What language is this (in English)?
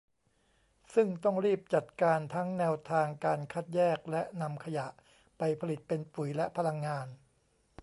Thai